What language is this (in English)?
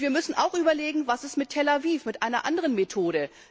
German